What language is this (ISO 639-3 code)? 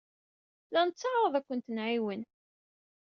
kab